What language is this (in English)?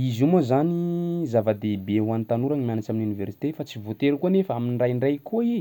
Sakalava Malagasy